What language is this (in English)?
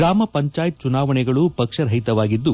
Kannada